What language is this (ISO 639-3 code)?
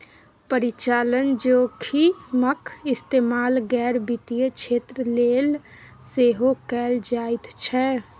mai